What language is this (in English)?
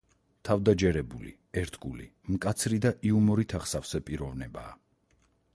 Georgian